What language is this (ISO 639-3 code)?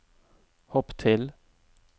nor